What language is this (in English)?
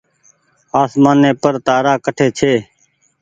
Goaria